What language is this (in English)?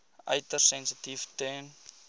Afrikaans